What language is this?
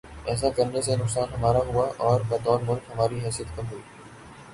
Urdu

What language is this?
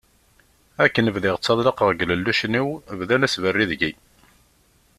Kabyle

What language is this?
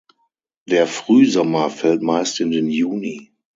German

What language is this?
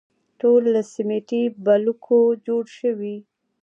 Pashto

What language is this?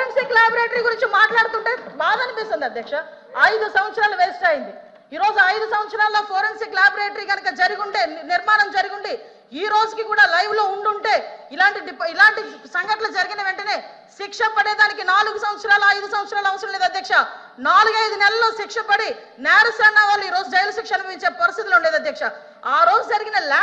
Telugu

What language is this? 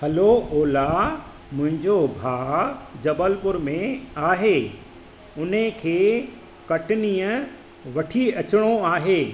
Sindhi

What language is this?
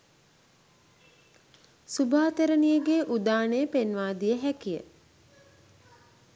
Sinhala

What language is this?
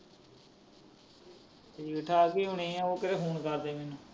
Punjabi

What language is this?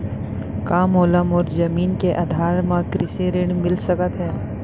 Chhattisgarhi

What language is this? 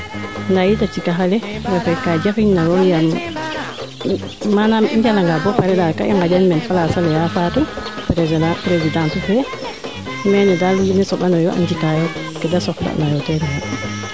Serer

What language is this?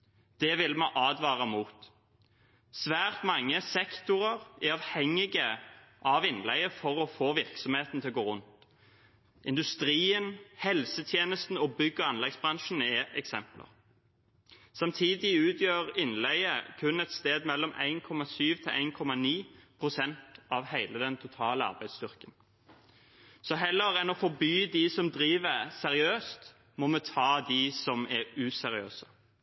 Norwegian Bokmål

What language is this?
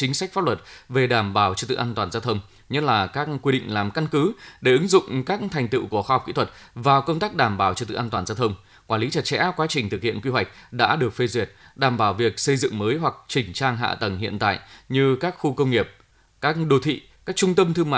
Vietnamese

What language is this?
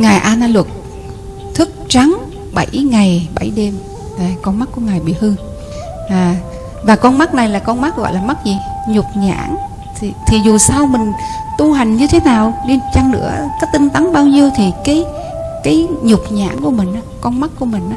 Vietnamese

